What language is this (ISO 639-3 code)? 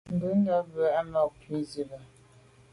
byv